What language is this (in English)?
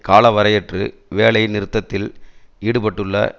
Tamil